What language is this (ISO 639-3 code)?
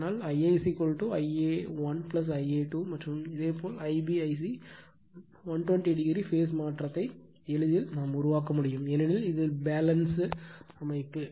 tam